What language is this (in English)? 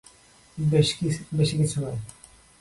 Bangla